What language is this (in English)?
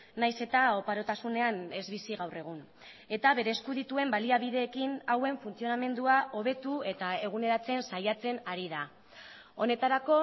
Basque